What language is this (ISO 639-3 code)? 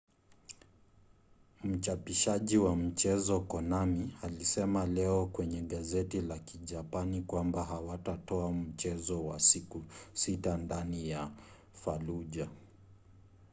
swa